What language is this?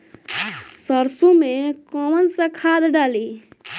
Bhojpuri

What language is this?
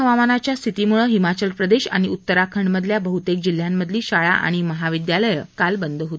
Marathi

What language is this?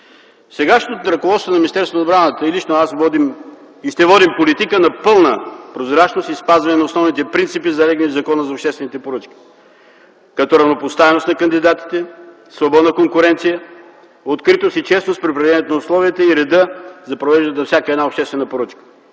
Bulgarian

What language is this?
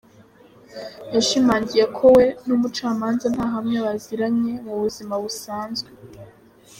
Kinyarwanda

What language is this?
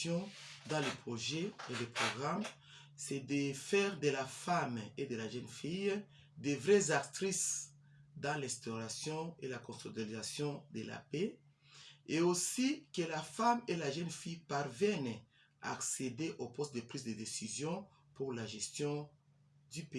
French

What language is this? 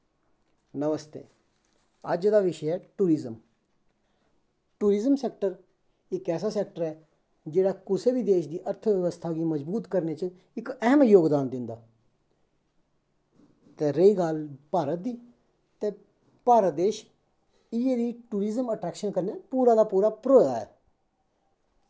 Dogri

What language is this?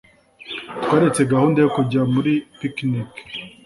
Kinyarwanda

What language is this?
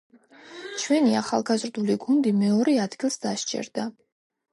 Georgian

